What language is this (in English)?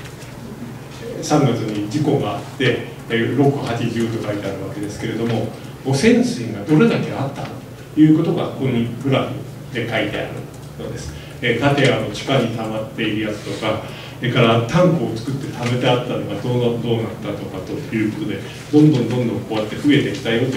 Japanese